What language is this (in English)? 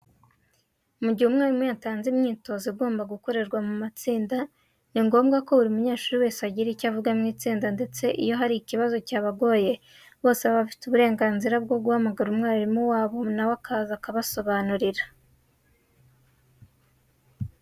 Kinyarwanda